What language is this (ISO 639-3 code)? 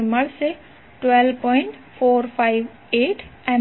guj